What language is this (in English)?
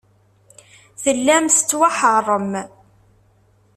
Kabyle